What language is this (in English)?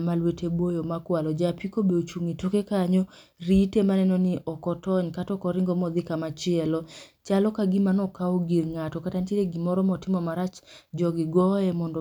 Luo (Kenya and Tanzania)